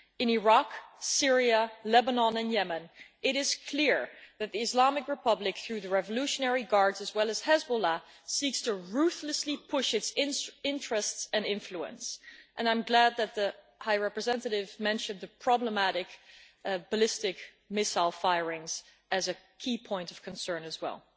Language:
English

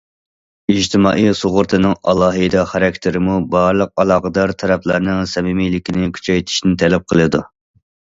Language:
Uyghur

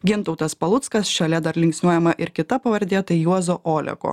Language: Lithuanian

